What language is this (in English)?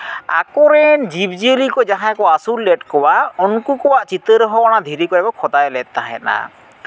Santali